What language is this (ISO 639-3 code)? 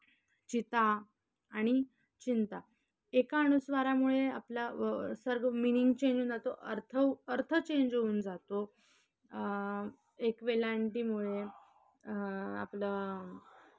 mar